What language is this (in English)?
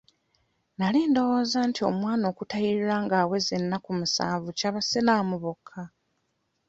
Ganda